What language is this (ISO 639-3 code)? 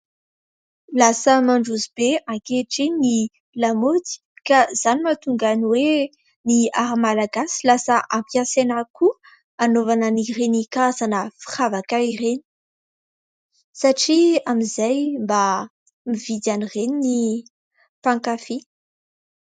mlg